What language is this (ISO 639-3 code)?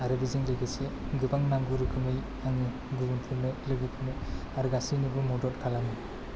brx